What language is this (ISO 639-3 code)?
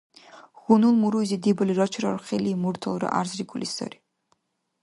dar